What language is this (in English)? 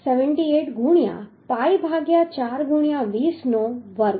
Gujarati